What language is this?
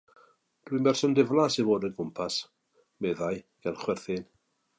Welsh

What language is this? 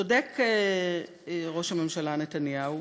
Hebrew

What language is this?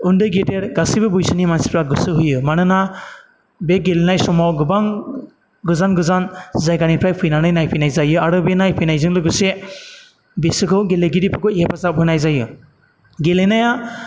Bodo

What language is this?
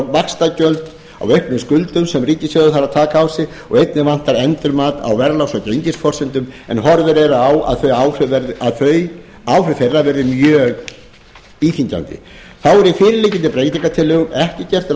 Icelandic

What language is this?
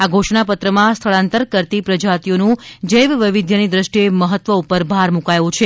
Gujarati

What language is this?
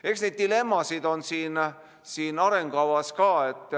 Estonian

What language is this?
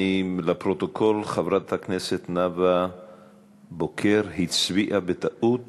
Hebrew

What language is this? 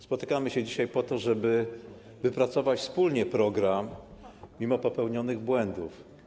Polish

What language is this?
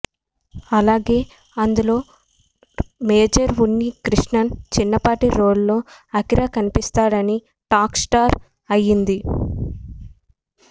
Telugu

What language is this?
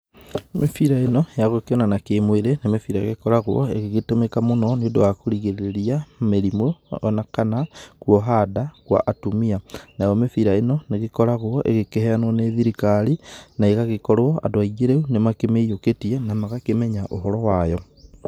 Kikuyu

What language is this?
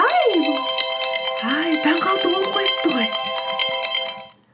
Kazakh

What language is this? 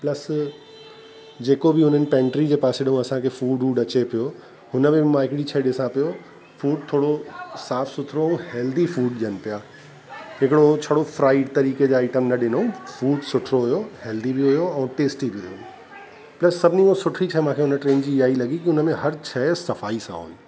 Sindhi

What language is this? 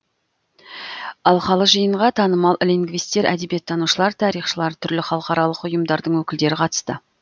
Kazakh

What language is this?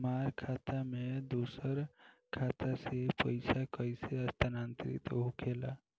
Bhojpuri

